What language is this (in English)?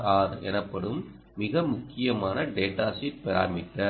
Tamil